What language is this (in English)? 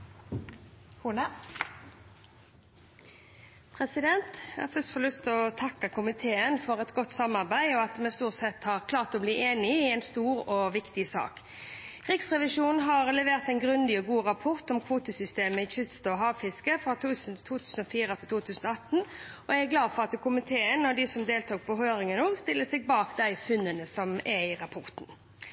Norwegian Bokmål